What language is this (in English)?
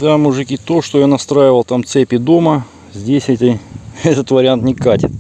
Russian